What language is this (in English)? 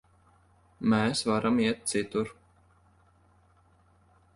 Latvian